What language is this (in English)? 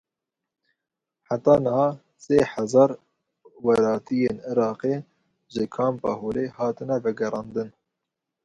Kurdish